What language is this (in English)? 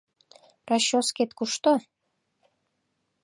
Mari